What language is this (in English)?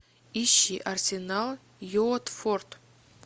Russian